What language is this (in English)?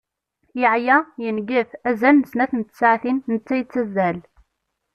Kabyle